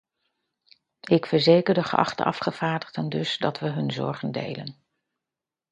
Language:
Dutch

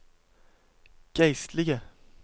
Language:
Norwegian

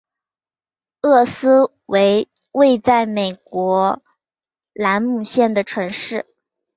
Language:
Chinese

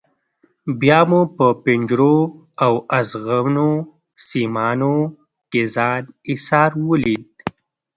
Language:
Pashto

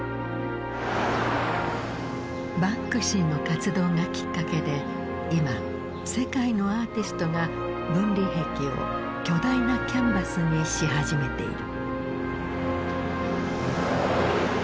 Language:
Japanese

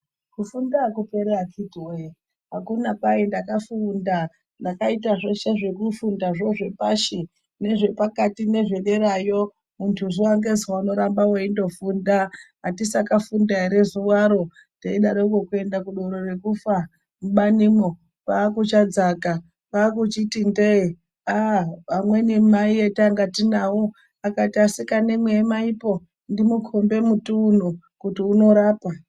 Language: Ndau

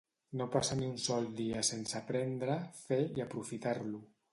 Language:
Catalan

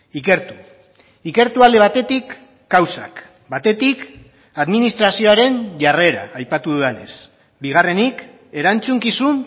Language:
Basque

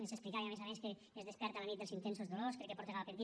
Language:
Catalan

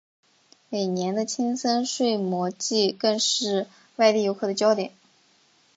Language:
Chinese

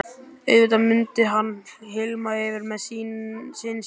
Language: Icelandic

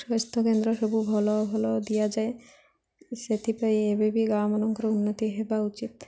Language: Odia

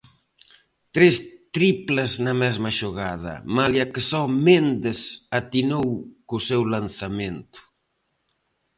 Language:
Galician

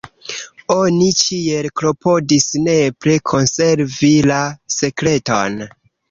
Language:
Esperanto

